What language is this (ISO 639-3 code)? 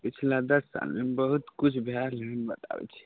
mai